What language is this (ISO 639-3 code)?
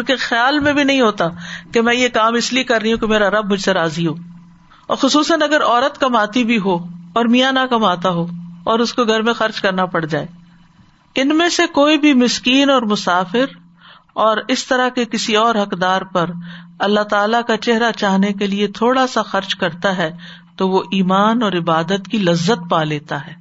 urd